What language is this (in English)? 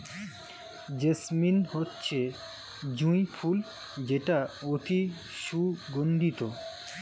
Bangla